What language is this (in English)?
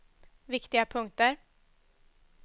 Swedish